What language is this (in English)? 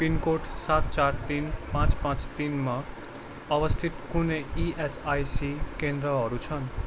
Nepali